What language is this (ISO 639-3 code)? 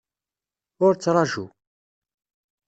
kab